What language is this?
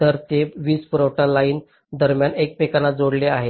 Marathi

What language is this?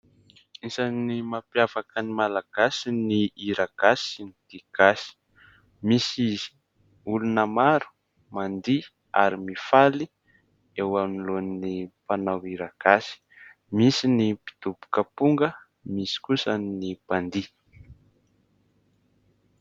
Malagasy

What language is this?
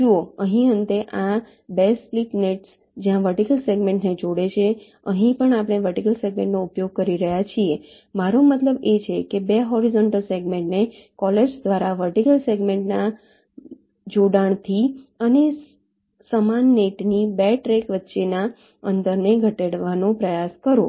Gujarati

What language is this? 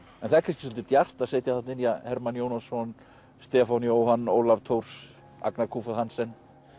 Icelandic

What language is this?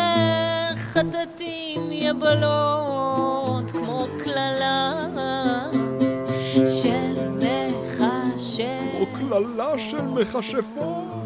Hebrew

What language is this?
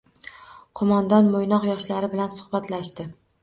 Uzbek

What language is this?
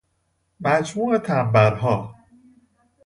Persian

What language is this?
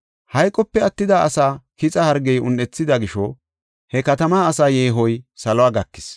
Gofa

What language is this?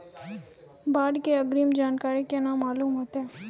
Maithili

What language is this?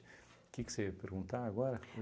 Portuguese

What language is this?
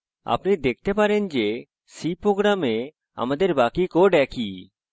Bangla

